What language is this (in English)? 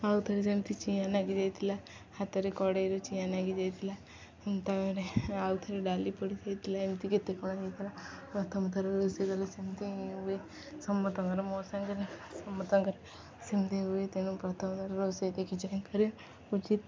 Odia